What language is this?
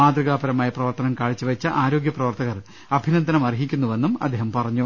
Malayalam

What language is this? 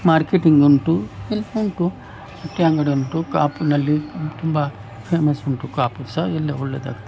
Kannada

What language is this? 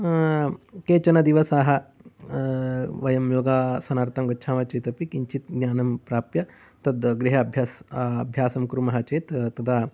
Sanskrit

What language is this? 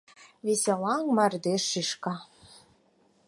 Mari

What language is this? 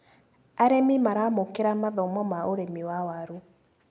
Kikuyu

